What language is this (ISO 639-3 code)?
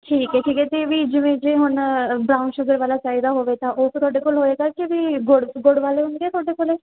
pan